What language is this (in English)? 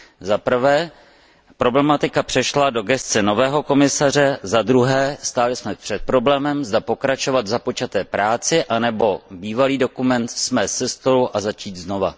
Czech